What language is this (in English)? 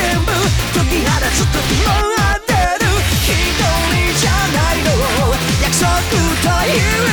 Chinese